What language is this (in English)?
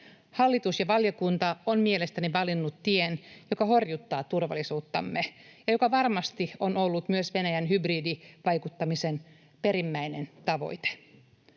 Finnish